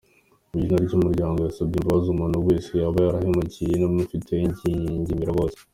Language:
Kinyarwanda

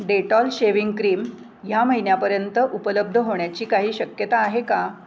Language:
Marathi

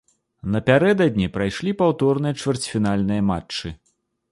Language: Belarusian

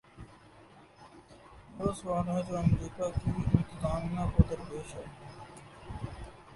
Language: Urdu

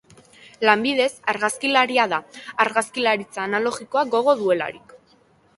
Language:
Basque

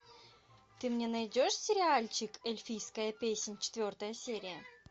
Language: Russian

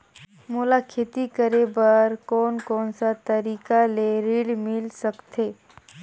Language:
Chhattisgarhi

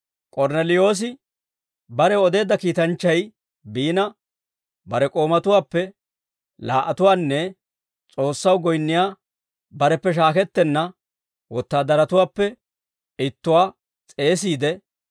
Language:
Dawro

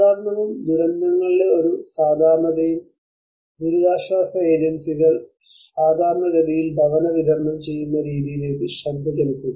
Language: Malayalam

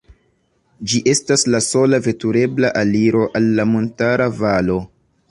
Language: Esperanto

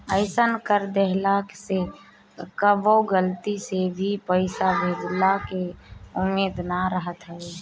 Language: Bhojpuri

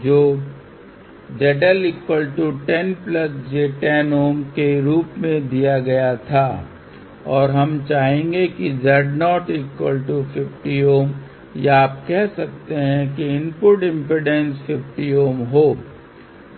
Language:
Hindi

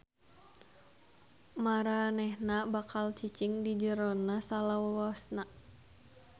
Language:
Sundanese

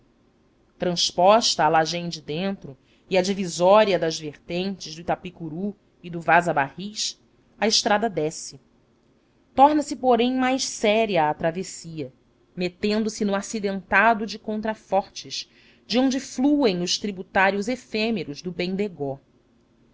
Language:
Portuguese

